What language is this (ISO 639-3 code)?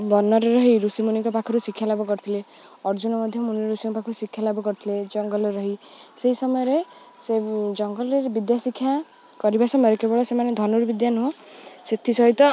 ori